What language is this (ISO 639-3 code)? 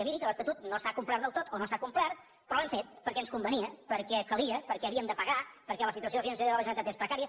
cat